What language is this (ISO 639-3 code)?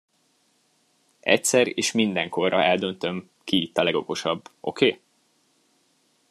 hun